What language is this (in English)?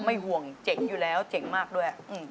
Thai